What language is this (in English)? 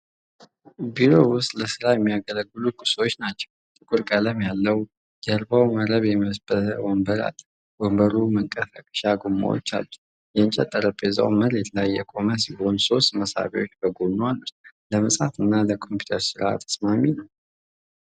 Amharic